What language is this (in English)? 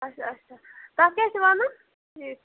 Kashmiri